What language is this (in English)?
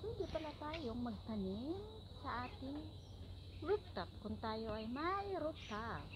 Filipino